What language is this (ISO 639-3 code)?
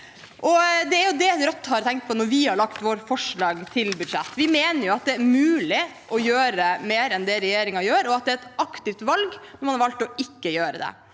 nor